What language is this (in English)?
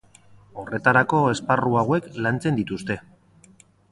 Basque